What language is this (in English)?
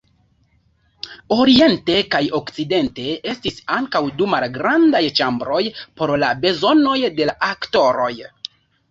Esperanto